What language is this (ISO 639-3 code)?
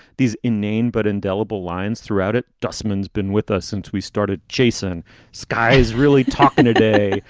eng